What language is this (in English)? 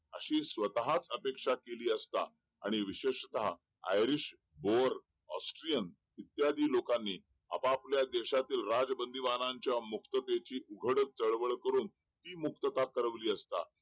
Marathi